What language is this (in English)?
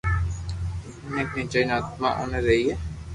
Loarki